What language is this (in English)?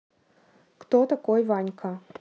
Russian